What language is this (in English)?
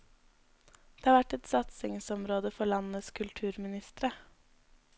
Norwegian